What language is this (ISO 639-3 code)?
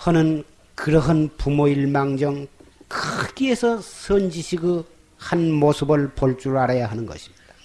kor